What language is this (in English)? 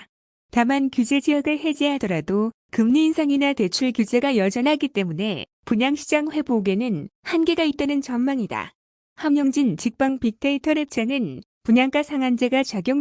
Korean